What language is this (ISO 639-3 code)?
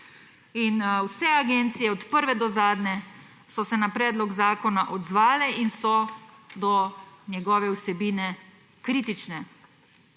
slv